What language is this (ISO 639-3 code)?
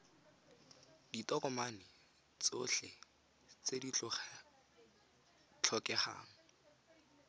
tsn